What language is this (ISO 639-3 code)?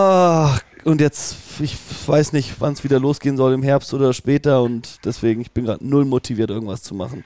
deu